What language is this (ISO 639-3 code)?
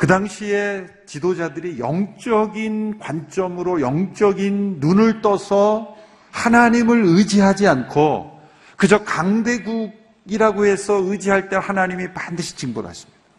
kor